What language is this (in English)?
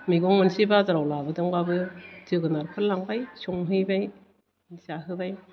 Bodo